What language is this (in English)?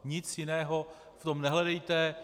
Czech